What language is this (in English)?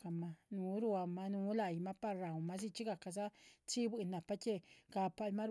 Chichicapan Zapotec